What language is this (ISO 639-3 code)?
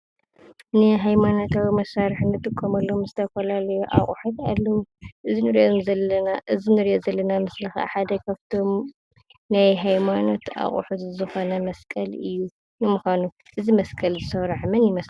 tir